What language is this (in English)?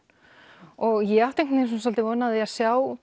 Icelandic